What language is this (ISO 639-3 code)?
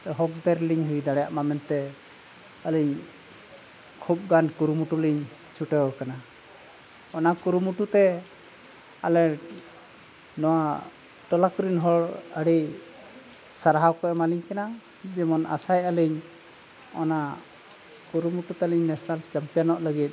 sat